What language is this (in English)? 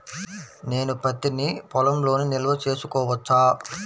Telugu